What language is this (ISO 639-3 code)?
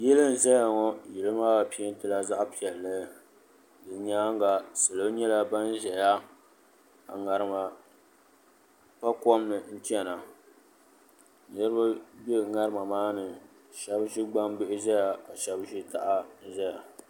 dag